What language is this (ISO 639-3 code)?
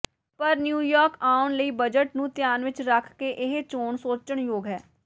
pan